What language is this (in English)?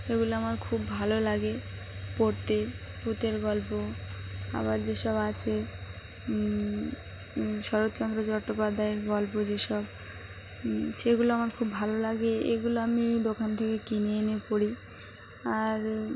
Bangla